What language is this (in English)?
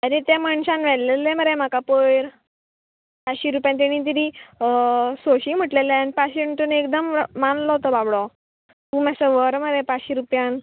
Konkani